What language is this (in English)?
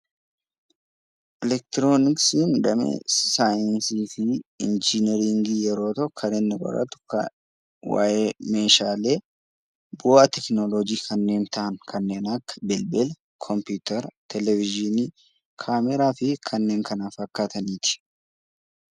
Oromo